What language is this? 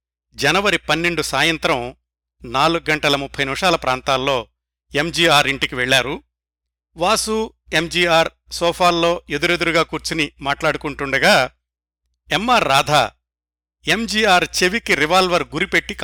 Telugu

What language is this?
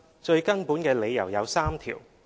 Cantonese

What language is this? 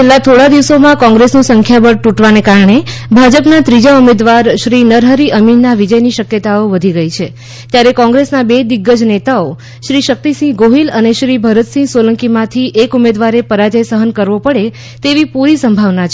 Gujarati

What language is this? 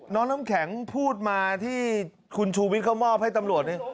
Thai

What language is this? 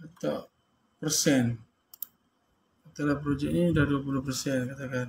Malay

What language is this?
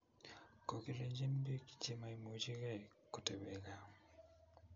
Kalenjin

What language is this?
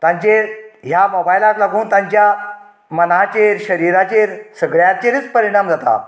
Konkani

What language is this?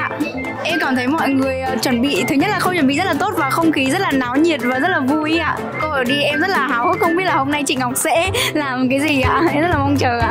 Vietnamese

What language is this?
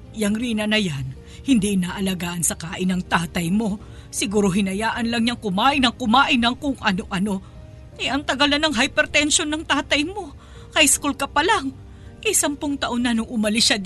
Filipino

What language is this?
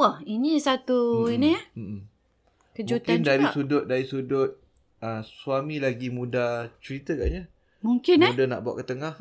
Malay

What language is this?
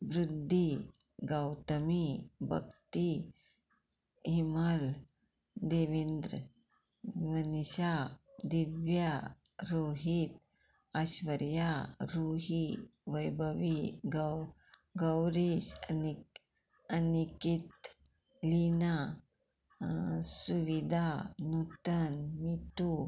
Konkani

